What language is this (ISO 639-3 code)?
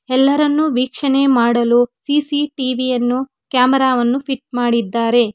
kan